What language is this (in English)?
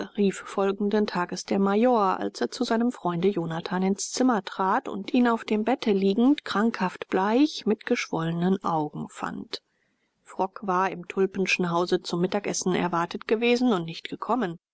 German